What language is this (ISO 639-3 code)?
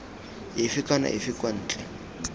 tsn